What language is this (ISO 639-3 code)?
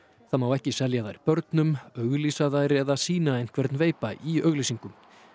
isl